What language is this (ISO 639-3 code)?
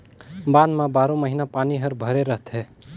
hne